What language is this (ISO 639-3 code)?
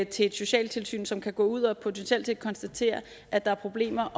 dan